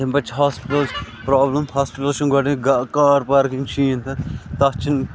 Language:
Kashmiri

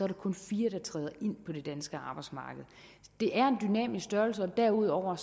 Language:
Danish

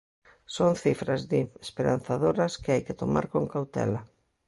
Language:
Galician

